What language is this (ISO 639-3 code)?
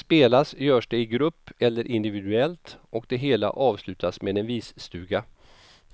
swe